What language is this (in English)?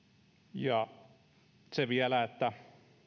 Finnish